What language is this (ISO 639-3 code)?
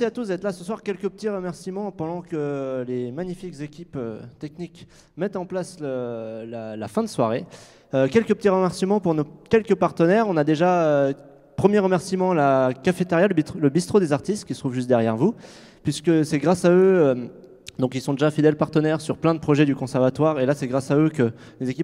fra